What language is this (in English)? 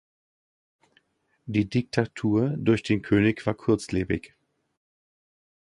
German